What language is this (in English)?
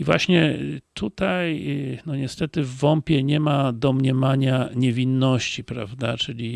Polish